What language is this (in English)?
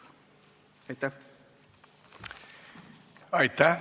Estonian